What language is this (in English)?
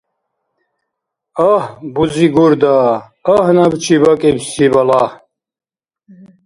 Dargwa